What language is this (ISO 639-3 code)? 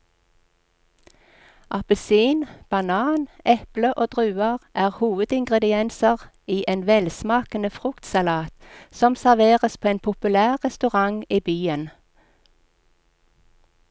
nor